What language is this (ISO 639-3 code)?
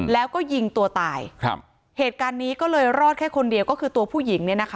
tha